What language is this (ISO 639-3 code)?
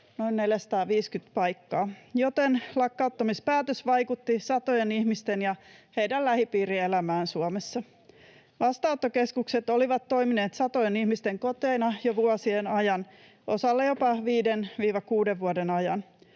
fin